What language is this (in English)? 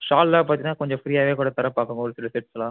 Tamil